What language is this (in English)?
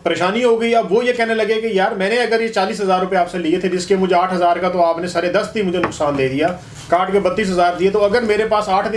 Urdu